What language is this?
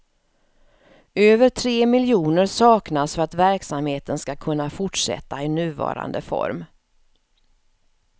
Swedish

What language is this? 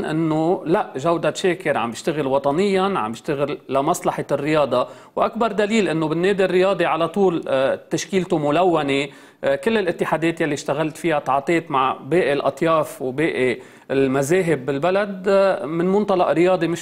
Arabic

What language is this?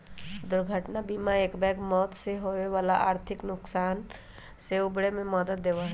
Magahi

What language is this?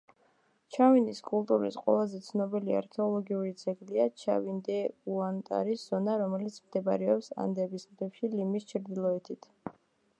Georgian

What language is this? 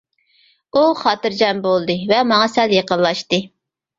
Uyghur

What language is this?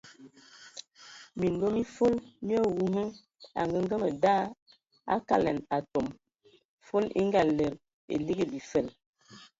Ewondo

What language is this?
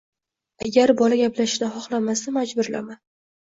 Uzbek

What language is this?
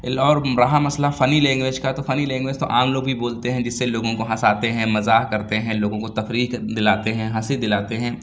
Urdu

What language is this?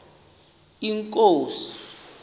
Xhosa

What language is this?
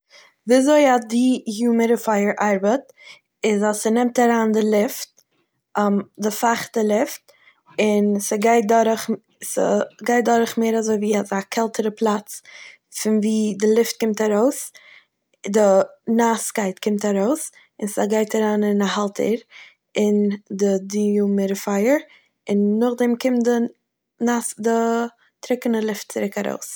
Yiddish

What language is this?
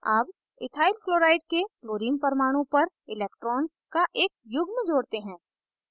Hindi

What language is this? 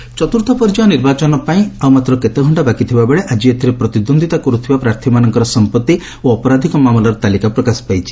Odia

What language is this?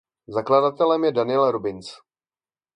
Czech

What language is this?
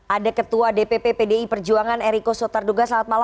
Indonesian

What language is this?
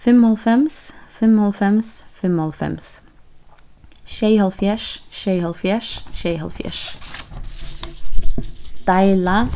Faroese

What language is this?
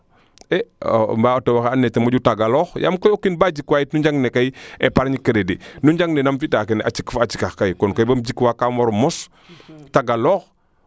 Serer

